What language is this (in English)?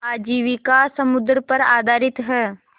Hindi